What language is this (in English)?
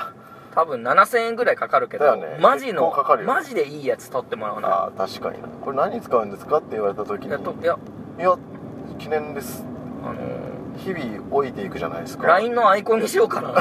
Japanese